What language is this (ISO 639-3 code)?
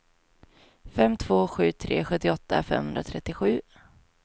swe